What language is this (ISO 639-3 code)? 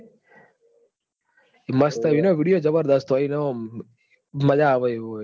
guj